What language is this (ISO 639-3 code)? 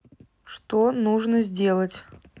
rus